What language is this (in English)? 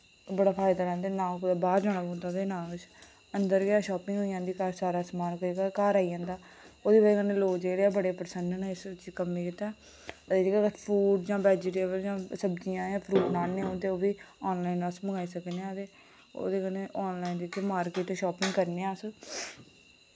Dogri